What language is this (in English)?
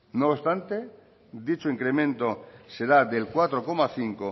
Spanish